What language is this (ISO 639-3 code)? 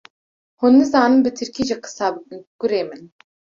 kur